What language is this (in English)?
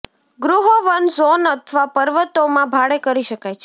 Gujarati